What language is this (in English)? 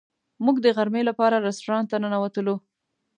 Pashto